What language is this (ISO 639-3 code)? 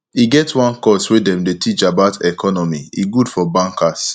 pcm